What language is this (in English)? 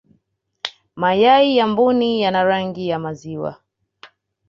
Swahili